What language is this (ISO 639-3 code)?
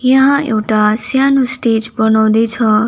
nep